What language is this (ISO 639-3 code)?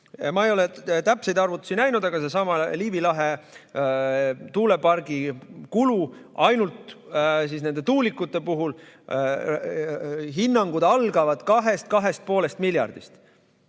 est